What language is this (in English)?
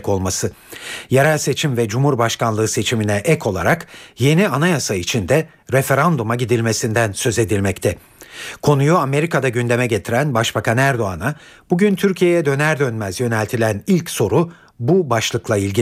Turkish